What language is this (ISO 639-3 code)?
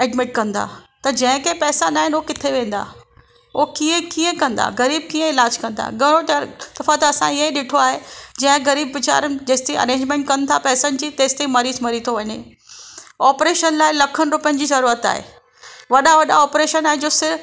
snd